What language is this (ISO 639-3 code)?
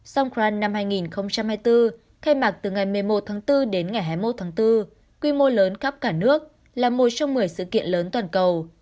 vie